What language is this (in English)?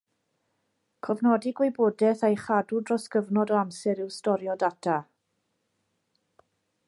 Welsh